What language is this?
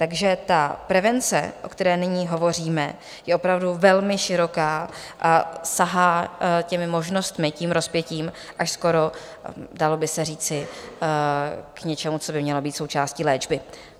Czech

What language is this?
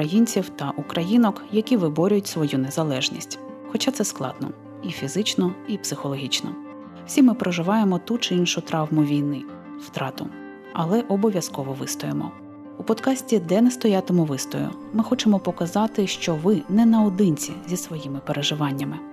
Ukrainian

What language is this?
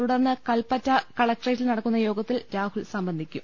Malayalam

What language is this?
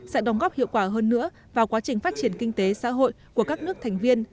Vietnamese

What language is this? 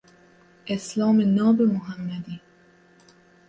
Persian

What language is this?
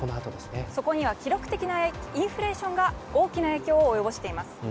Japanese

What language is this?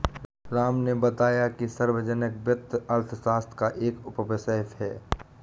Hindi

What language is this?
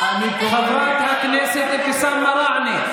Hebrew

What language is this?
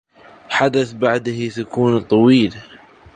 Arabic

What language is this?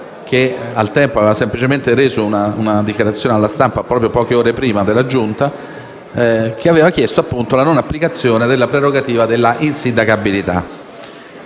Italian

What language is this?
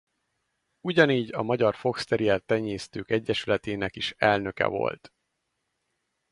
Hungarian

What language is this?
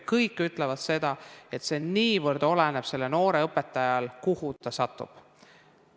Estonian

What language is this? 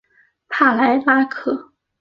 Chinese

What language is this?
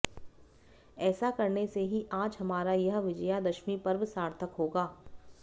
Hindi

